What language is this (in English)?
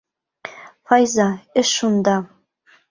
Bashkir